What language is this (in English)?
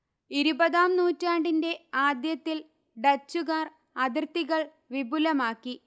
Malayalam